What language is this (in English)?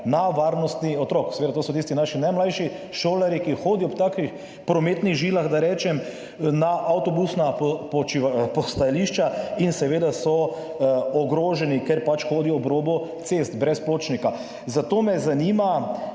Slovenian